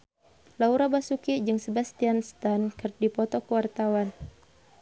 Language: Sundanese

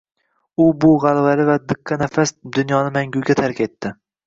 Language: Uzbek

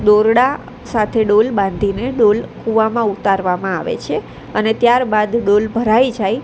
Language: Gujarati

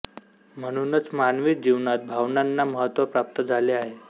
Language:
Marathi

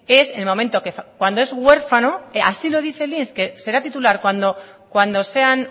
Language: Spanish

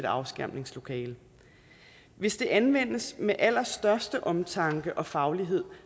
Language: Danish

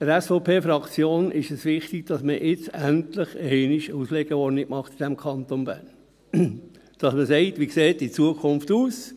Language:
Swiss German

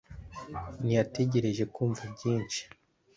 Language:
Kinyarwanda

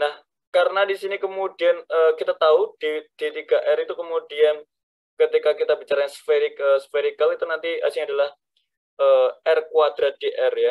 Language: Indonesian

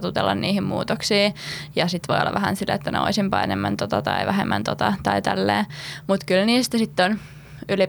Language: Finnish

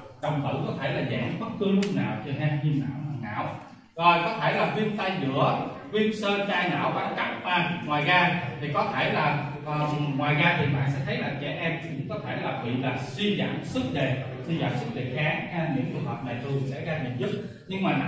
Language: Vietnamese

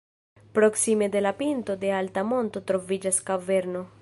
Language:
Esperanto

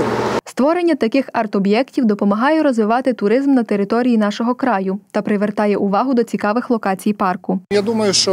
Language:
Ukrainian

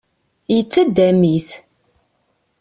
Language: Kabyle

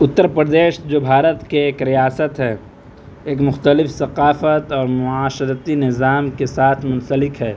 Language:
Urdu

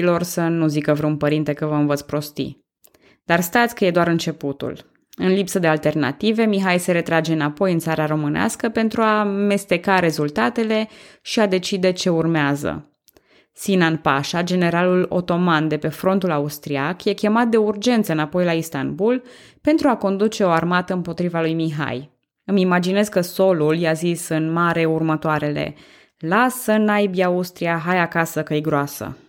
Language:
Romanian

